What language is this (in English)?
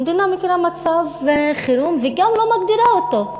Hebrew